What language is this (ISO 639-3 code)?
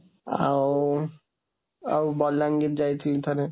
ori